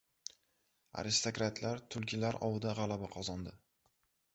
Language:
Uzbek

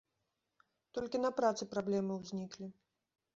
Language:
Belarusian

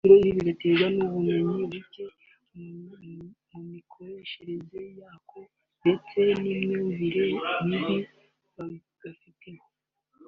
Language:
Kinyarwanda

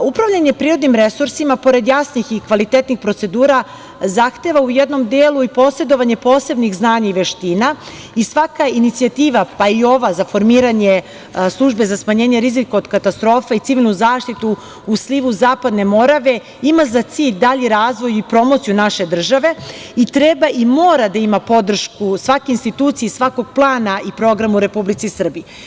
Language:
Serbian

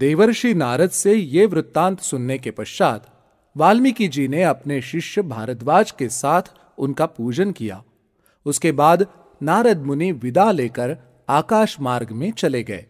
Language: Hindi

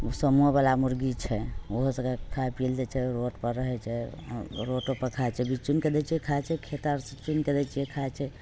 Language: Maithili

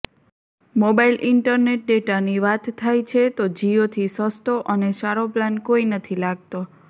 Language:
Gujarati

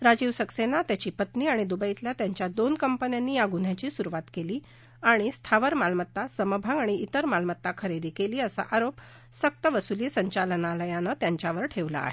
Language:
Marathi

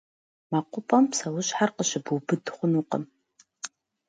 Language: Kabardian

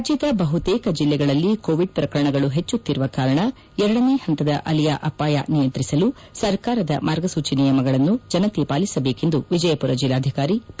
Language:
Kannada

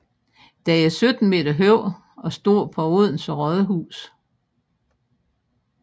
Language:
Danish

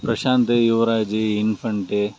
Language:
Tamil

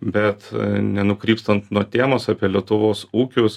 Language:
Lithuanian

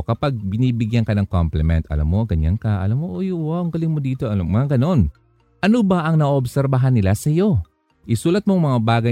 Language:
Filipino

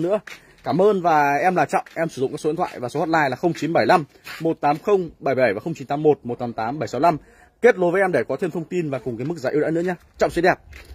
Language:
Vietnamese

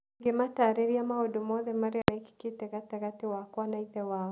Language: Kikuyu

